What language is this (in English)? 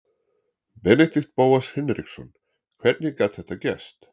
Icelandic